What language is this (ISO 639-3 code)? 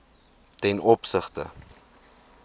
afr